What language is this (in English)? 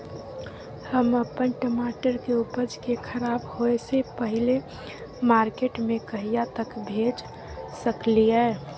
Maithili